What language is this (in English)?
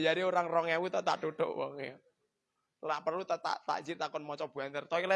Indonesian